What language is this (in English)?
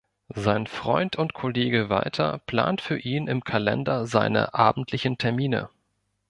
German